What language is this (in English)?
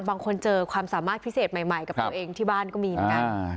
Thai